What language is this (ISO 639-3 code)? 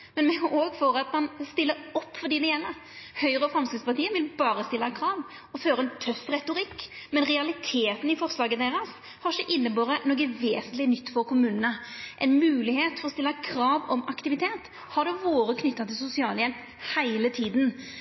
nno